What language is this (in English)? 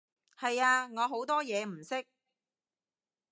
Cantonese